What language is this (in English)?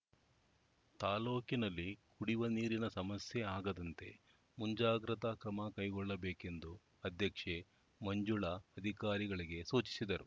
Kannada